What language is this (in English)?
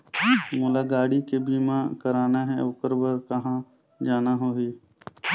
Chhattisgarhi